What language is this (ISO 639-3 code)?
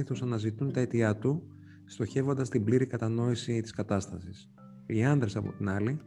ell